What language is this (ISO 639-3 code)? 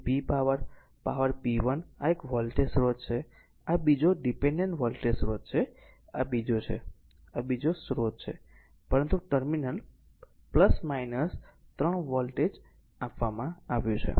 guj